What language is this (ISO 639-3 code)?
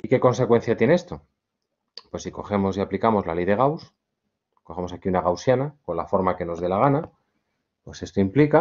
spa